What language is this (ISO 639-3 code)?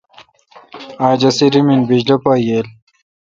xka